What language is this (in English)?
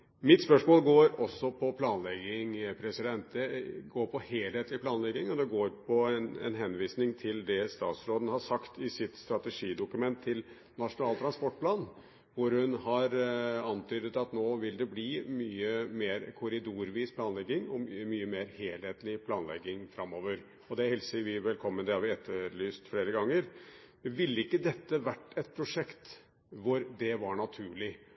Norwegian Bokmål